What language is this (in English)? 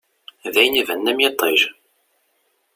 Kabyle